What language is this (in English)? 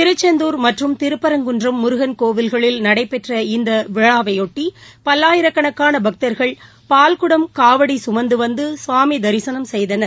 Tamil